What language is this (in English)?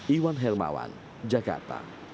Indonesian